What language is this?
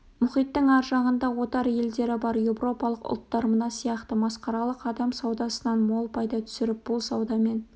Kazakh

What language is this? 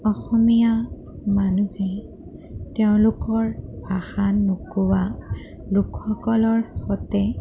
Assamese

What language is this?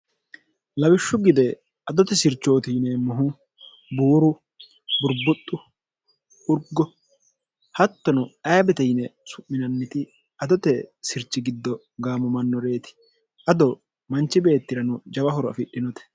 Sidamo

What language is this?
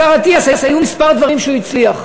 Hebrew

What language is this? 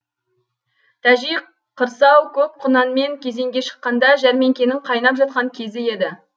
Kazakh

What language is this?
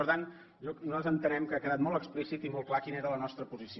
Catalan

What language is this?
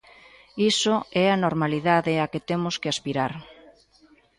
Galician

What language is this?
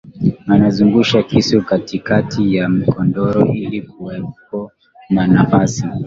Swahili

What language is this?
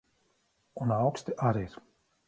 Latvian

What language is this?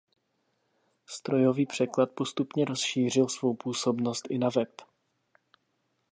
Czech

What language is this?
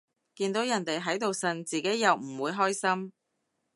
Cantonese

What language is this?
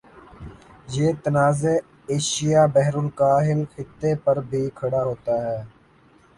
Urdu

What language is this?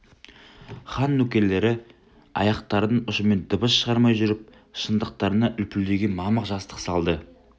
Kazakh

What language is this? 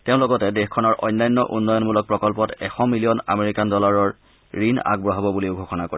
Assamese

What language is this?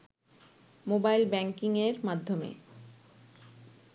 Bangla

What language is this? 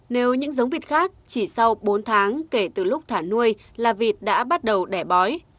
Vietnamese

